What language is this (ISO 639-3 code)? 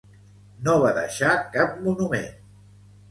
cat